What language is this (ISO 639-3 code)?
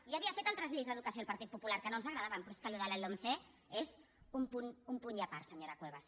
cat